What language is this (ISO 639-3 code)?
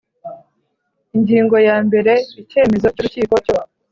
kin